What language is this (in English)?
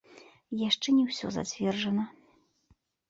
Belarusian